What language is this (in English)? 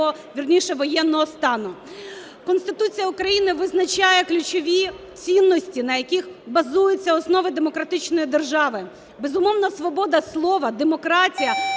Ukrainian